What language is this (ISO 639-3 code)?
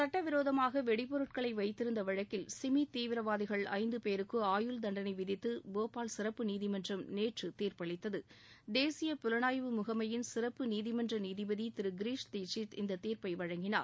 tam